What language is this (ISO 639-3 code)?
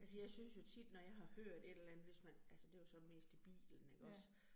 dan